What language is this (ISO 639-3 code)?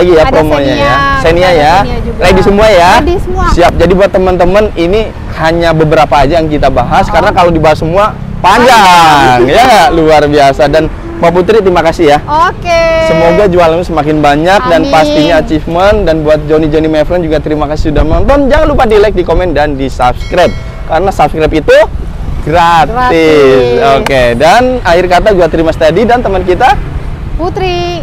ind